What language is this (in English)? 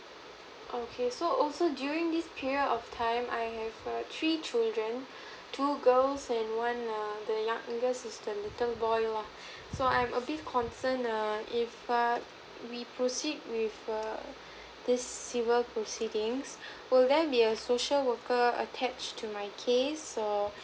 English